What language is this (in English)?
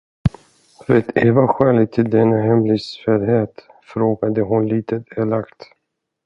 Swedish